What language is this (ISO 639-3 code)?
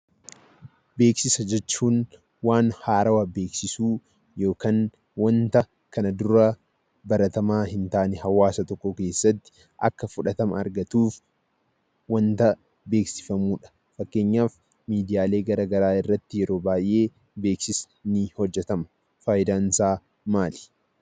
orm